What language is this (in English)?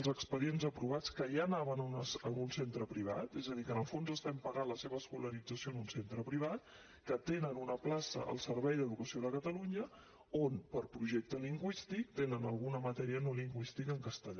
Catalan